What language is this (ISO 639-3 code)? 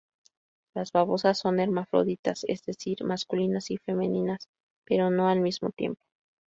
spa